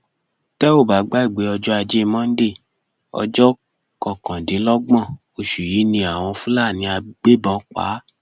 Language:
Yoruba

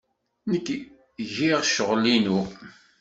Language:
Kabyle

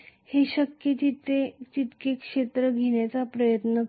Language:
Marathi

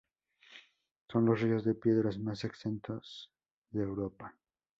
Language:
Spanish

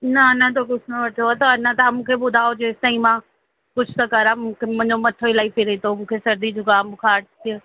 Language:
Sindhi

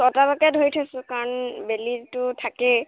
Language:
Assamese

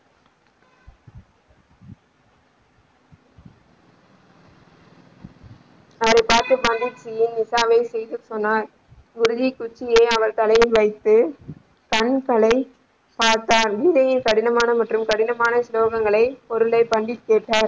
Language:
Tamil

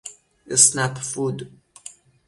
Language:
Persian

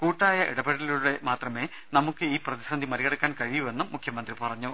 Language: Malayalam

